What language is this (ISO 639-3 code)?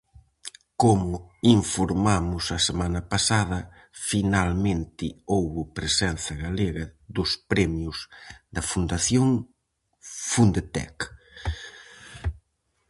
glg